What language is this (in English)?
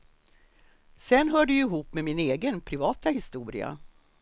Swedish